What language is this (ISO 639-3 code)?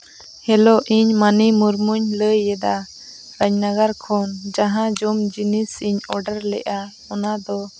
sat